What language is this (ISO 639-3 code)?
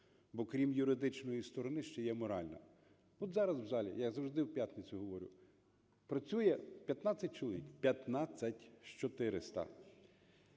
ukr